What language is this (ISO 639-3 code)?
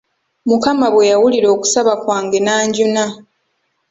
lug